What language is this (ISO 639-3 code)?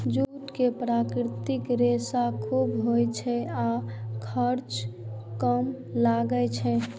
mai